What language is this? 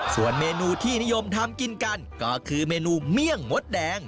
Thai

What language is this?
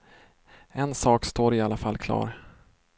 Swedish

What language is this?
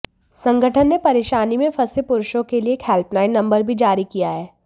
Hindi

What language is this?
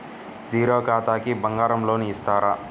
Telugu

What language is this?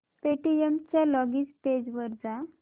Marathi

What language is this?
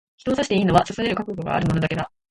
Japanese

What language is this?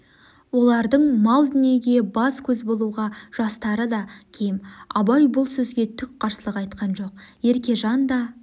Kazakh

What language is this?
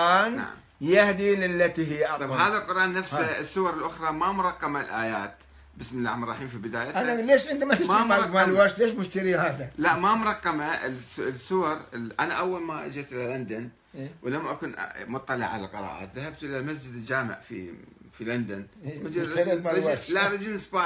Arabic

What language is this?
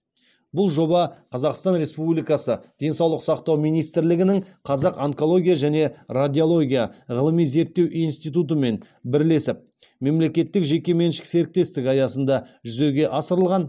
Kazakh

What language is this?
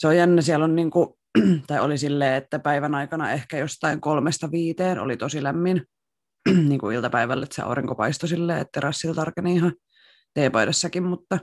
Finnish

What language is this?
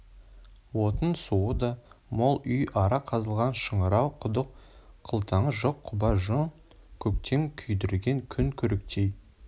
Kazakh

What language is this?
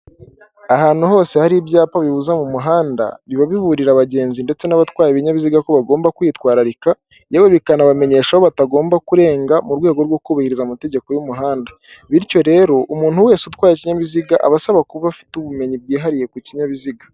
Kinyarwanda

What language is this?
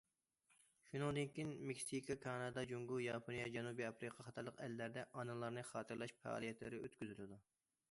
Uyghur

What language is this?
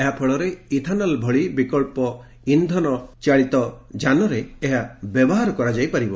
Odia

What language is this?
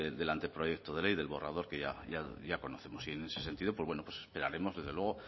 Spanish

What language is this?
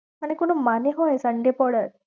Bangla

